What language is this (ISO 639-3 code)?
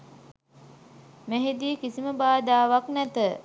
sin